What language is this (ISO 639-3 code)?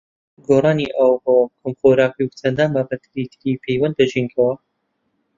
ckb